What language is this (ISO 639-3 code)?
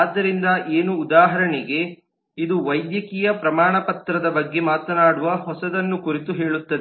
kan